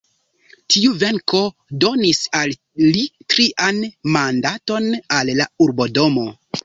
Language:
Esperanto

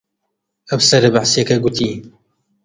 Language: Central Kurdish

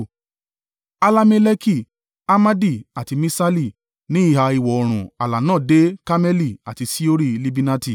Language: Yoruba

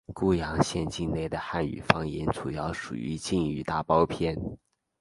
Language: Chinese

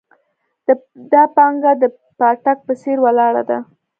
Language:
Pashto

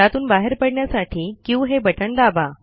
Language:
Marathi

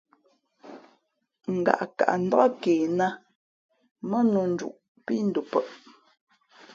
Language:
Fe'fe'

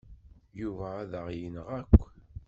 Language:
Kabyle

